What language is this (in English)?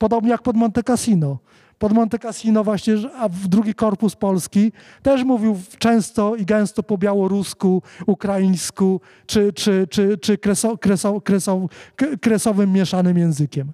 Polish